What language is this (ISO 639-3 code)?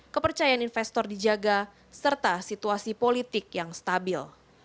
ind